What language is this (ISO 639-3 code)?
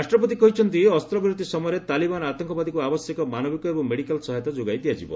ori